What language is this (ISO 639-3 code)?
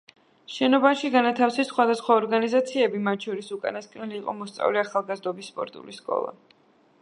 kat